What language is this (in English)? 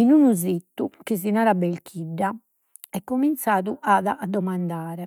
Sardinian